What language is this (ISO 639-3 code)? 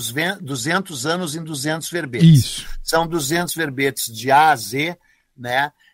por